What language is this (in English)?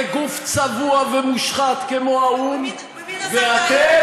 Hebrew